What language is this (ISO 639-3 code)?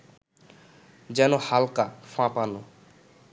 ben